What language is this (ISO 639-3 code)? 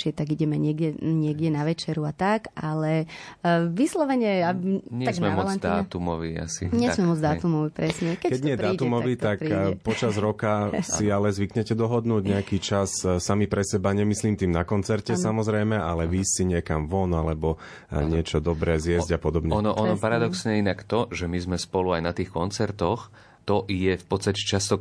slk